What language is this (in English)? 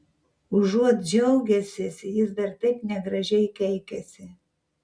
Lithuanian